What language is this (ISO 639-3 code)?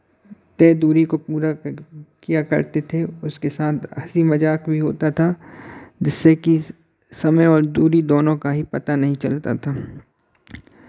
hin